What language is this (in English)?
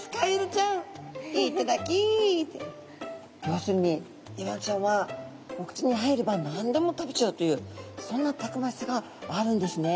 Japanese